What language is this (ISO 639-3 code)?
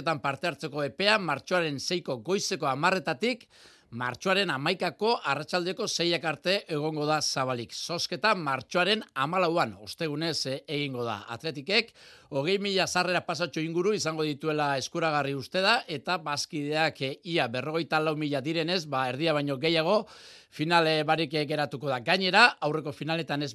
spa